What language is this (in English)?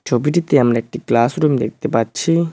Bangla